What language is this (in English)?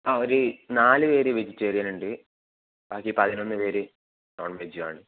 Malayalam